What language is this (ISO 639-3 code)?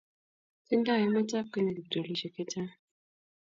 kln